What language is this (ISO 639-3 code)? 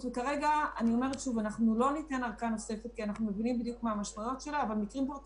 heb